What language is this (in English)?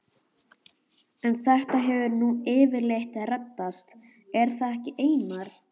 Icelandic